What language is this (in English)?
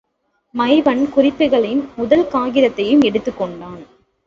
Tamil